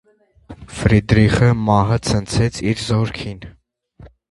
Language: Armenian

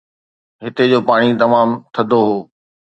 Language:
Sindhi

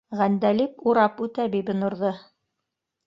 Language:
Bashkir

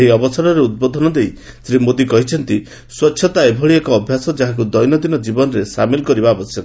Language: Odia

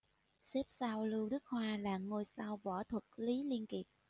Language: Vietnamese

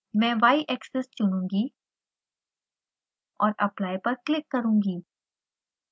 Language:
Hindi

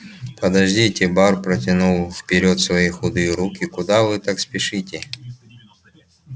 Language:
Russian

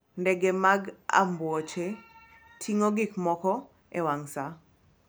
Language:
Luo (Kenya and Tanzania)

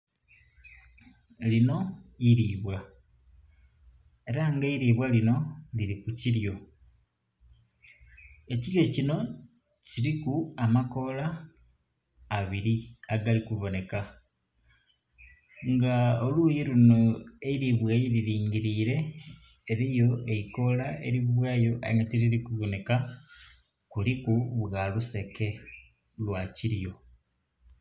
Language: Soga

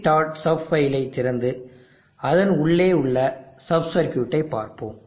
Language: Tamil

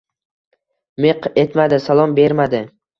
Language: Uzbek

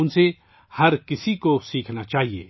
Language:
Urdu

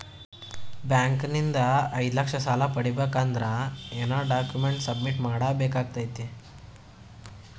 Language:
Kannada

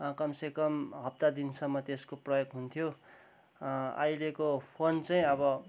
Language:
Nepali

